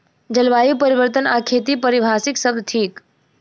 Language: Maithili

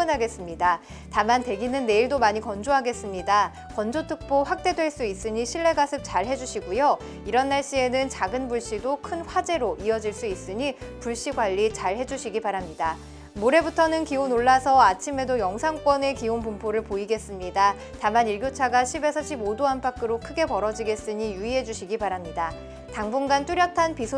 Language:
Korean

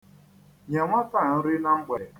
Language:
Igbo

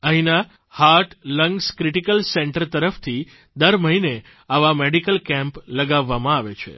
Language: Gujarati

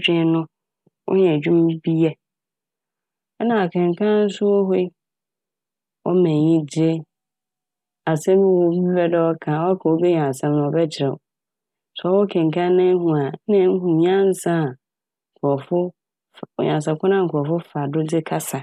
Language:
Akan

